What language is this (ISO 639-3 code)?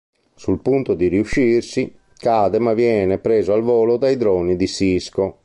ita